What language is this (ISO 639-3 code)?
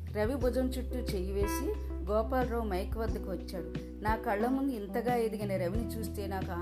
tel